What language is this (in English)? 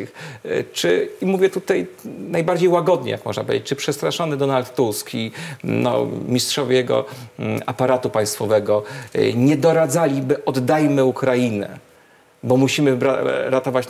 Polish